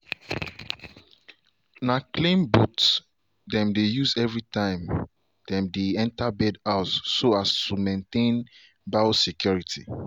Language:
Nigerian Pidgin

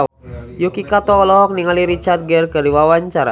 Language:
Sundanese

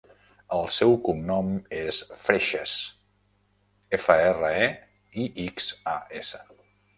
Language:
Catalan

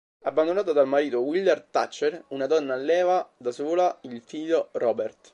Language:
Italian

